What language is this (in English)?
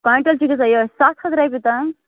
Kashmiri